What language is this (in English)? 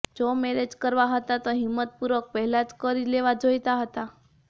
Gujarati